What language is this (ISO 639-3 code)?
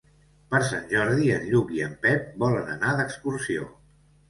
cat